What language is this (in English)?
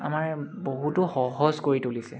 Assamese